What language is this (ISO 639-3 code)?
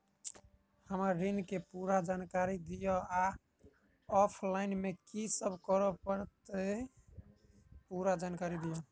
mai